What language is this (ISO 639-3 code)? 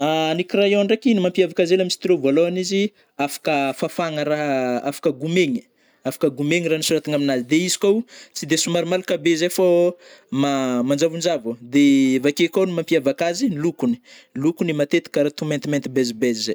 bmm